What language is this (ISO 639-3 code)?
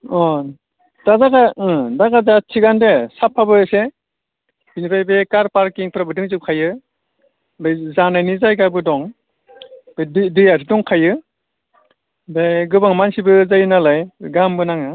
brx